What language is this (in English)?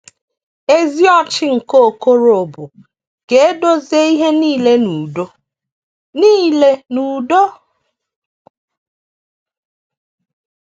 Igbo